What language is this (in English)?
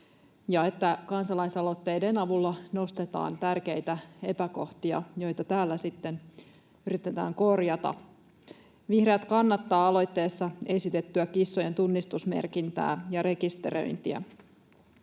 Finnish